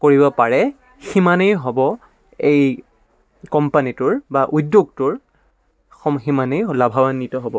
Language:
Assamese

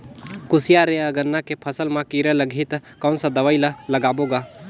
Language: Chhattisgarhi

